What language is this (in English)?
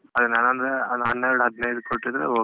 Kannada